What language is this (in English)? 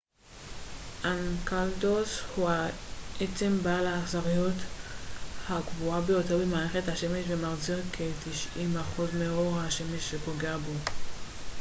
Hebrew